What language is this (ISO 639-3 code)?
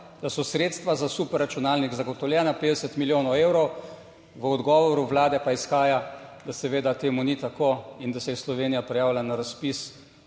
slv